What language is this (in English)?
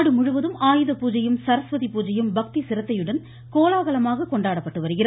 Tamil